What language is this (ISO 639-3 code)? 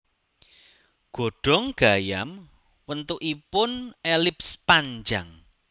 jav